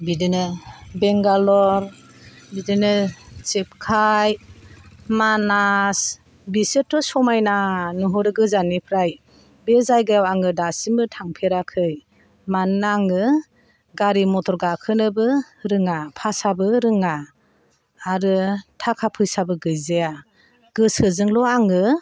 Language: Bodo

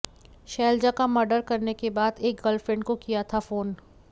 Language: Hindi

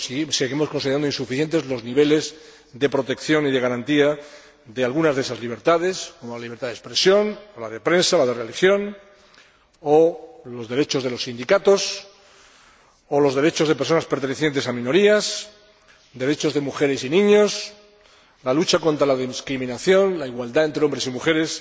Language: Spanish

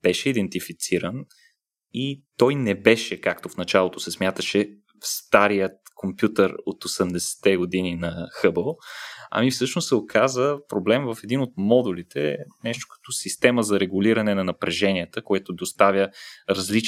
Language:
Bulgarian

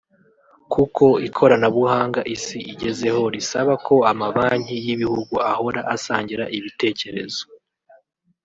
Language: Kinyarwanda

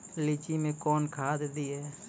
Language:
Maithili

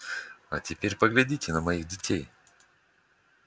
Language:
Russian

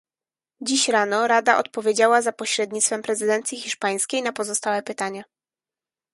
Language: Polish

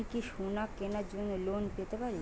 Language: Bangla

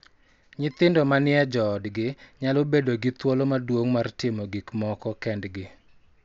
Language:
Luo (Kenya and Tanzania)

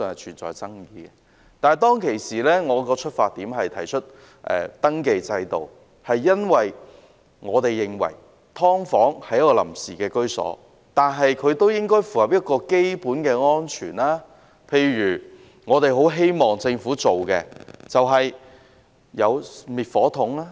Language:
Cantonese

